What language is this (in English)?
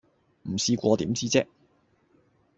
Cantonese